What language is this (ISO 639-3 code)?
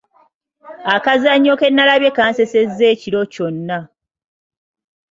lug